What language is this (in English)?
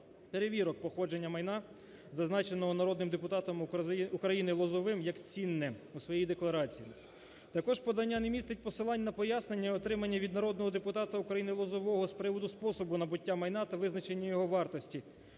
Ukrainian